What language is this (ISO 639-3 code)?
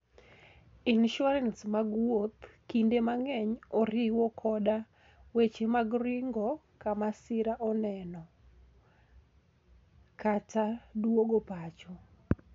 luo